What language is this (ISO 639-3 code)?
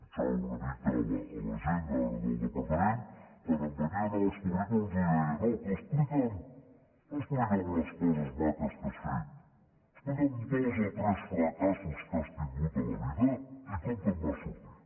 cat